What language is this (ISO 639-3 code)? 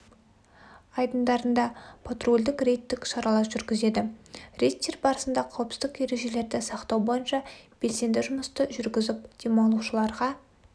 kaz